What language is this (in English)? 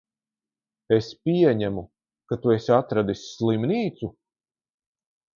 Latvian